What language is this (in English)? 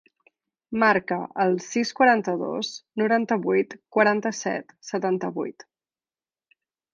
Catalan